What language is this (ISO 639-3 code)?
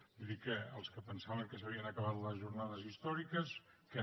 cat